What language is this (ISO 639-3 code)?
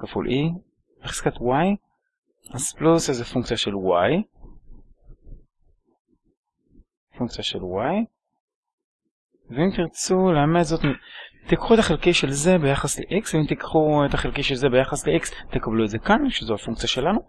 heb